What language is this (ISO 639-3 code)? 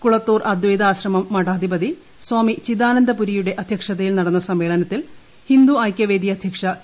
mal